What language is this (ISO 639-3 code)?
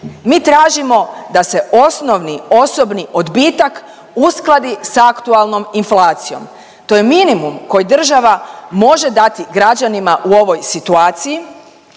hrv